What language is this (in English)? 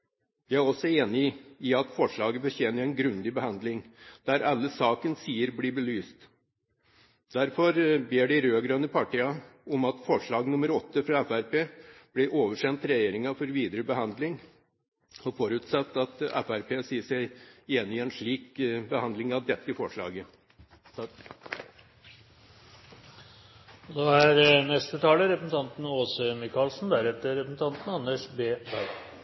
Norwegian Bokmål